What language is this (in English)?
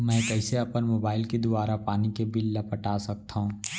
Chhattisgarhi